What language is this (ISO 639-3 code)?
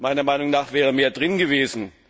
deu